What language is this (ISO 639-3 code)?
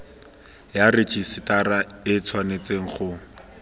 tsn